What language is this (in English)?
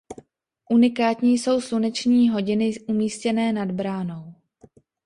Czech